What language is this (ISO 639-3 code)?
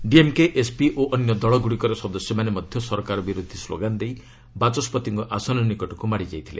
ori